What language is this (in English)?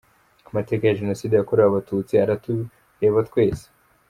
Kinyarwanda